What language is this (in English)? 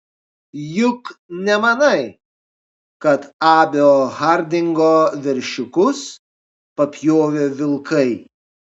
Lithuanian